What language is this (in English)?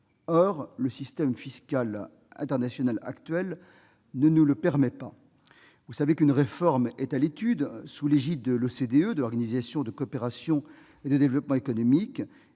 French